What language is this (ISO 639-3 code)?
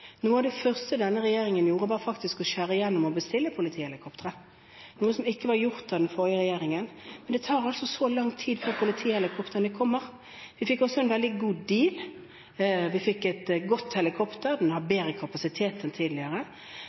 nob